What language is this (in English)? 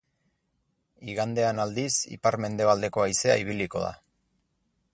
Basque